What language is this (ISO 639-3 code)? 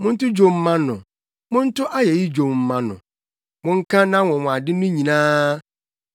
aka